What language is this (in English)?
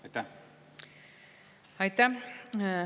Estonian